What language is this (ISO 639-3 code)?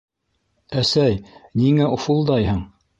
bak